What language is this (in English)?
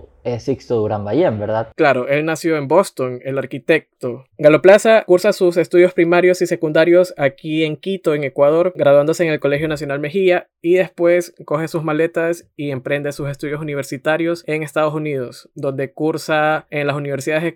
Spanish